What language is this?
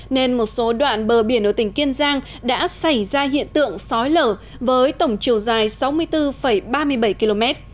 Vietnamese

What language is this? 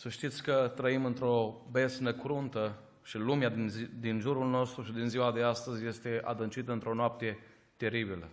Romanian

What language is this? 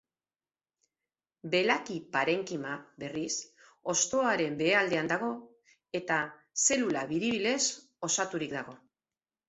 Basque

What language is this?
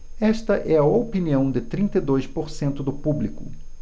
Portuguese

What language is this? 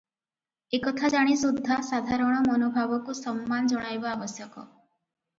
Odia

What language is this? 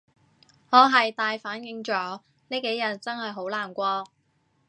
Cantonese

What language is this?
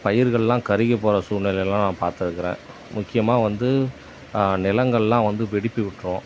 Tamil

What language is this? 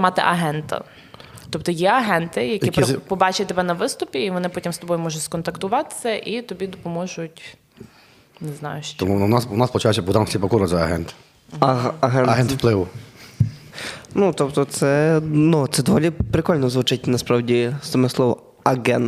Ukrainian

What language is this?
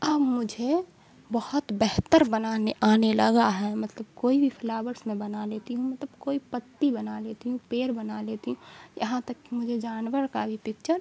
Urdu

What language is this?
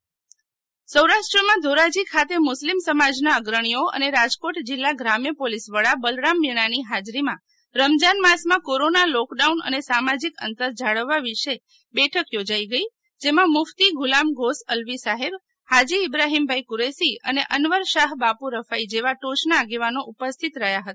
Gujarati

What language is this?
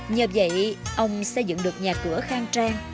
Vietnamese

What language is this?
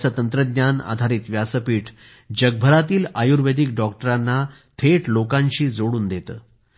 Marathi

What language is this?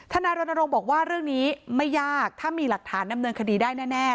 Thai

